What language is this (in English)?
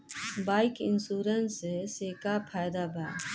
Bhojpuri